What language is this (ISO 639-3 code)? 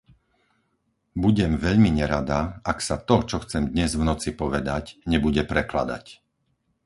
slk